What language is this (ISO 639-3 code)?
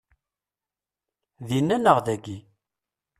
kab